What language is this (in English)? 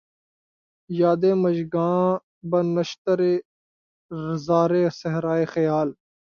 Urdu